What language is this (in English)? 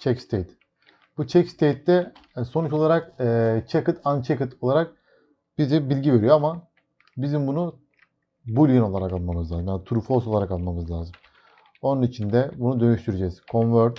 Turkish